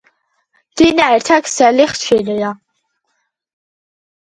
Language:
Georgian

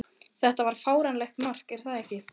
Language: Icelandic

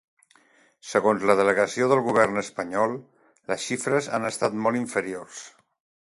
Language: Catalan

